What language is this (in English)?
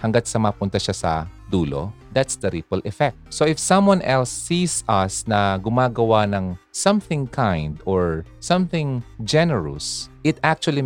Filipino